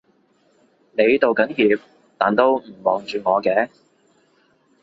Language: Cantonese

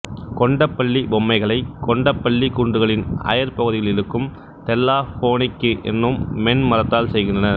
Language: Tamil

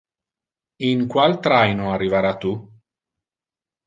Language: Interlingua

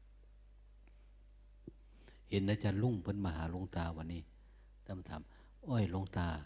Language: Thai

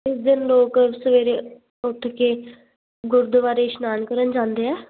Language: Punjabi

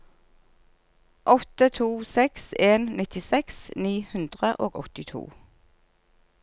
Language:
Norwegian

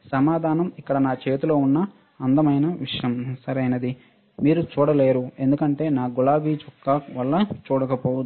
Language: Telugu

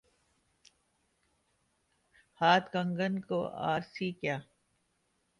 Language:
Urdu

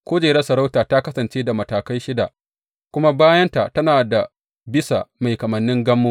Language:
Hausa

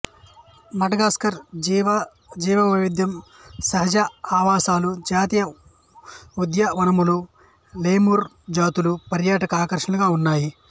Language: Telugu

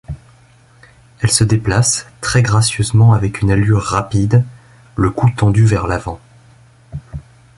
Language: French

